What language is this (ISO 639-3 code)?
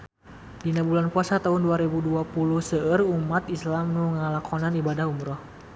sun